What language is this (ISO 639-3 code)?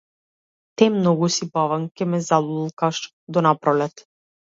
mkd